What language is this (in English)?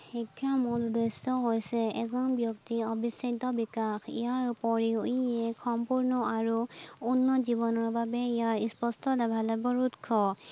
Assamese